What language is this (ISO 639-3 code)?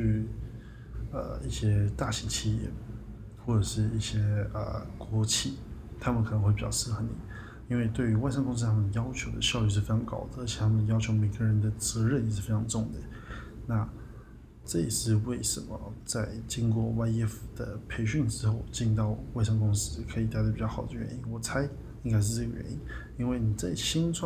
zho